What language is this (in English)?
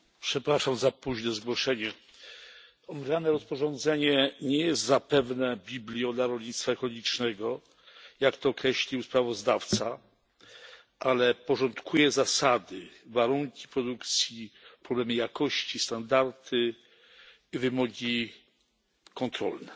Polish